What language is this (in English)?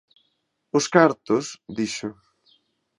Galician